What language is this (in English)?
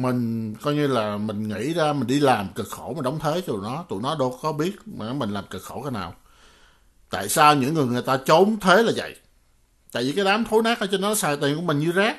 Vietnamese